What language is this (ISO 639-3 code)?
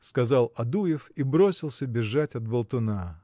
rus